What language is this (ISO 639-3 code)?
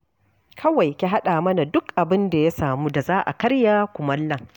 hau